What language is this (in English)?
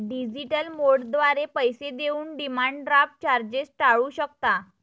Marathi